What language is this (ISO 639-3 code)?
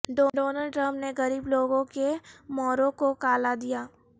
urd